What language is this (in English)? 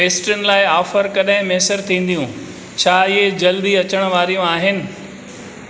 Sindhi